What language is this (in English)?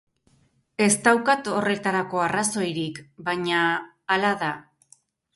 Basque